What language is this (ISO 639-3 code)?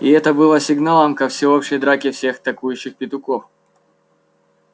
rus